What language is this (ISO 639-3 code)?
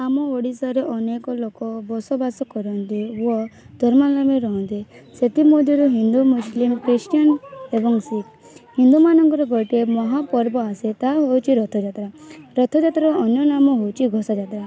ori